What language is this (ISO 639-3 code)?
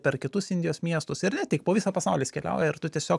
lit